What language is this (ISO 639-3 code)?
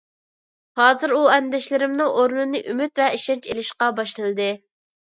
uig